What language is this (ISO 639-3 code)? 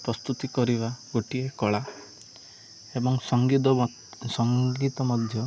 ori